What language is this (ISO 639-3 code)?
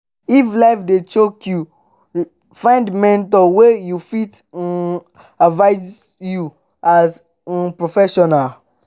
pcm